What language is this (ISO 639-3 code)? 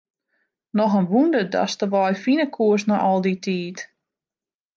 fry